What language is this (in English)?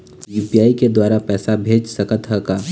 Chhattisgarhi